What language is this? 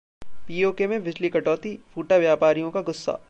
Hindi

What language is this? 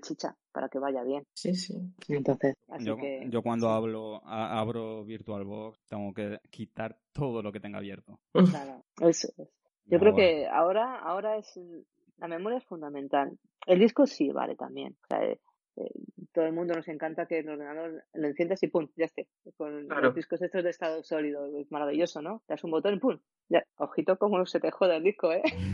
Spanish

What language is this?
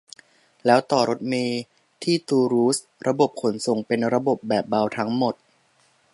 Thai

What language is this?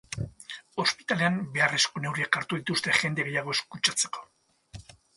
Basque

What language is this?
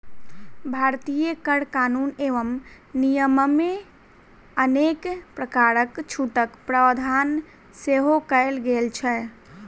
Maithili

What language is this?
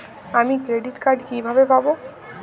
Bangla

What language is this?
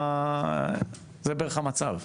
Hebrew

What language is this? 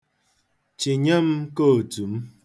Igbo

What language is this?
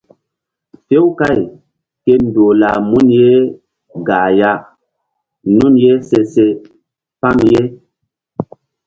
Mbum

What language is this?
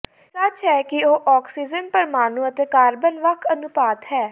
Punjabi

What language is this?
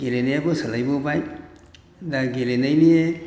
Bodo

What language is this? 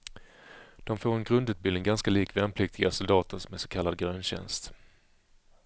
Swedish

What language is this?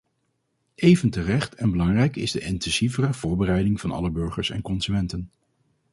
Dutch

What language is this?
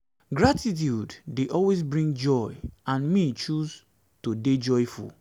Nigerian Pidgin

